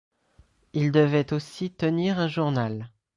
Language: French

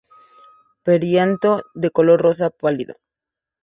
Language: Spanish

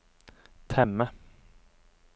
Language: Norwegian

